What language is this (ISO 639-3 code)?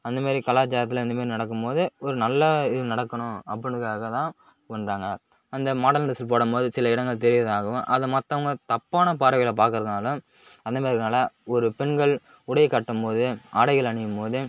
tam